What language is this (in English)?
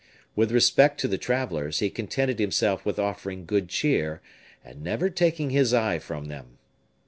English